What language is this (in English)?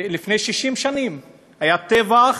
Hebrew